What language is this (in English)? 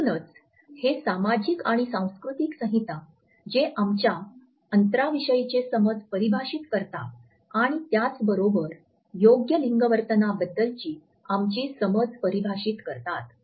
Marathi